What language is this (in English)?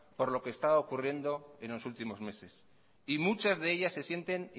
Spanish